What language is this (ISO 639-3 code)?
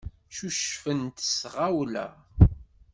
kab